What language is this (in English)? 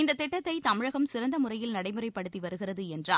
Tamil